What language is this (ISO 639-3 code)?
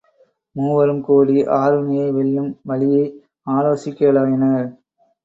tam